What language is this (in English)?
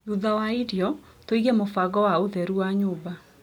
Kikuyu